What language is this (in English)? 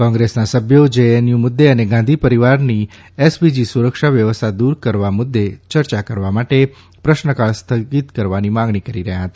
Gujarati